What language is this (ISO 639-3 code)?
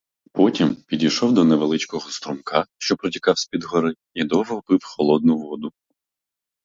ukr